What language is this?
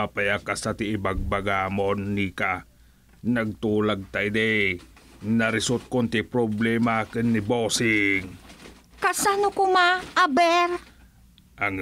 Filipino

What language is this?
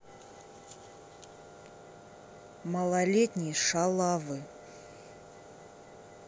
Russian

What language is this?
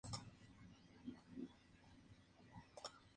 Spanish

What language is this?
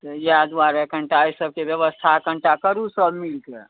Maithili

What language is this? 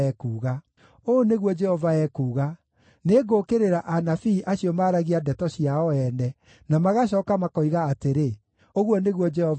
Kikuyu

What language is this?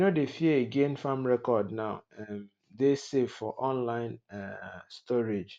Nigerian Pidgin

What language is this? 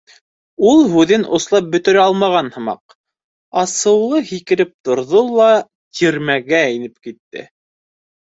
Bashkir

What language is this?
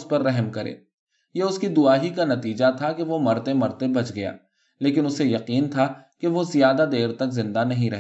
Urdu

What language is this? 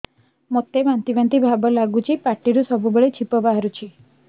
Odia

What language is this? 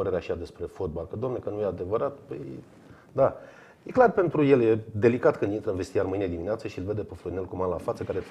Romanian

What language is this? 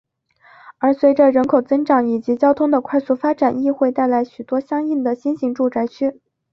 Chinese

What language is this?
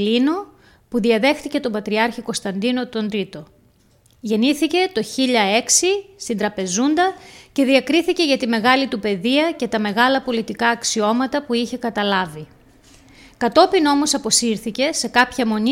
Greek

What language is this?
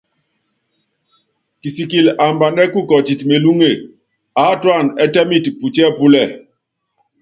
Yangben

